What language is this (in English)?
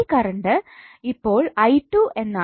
Malayalam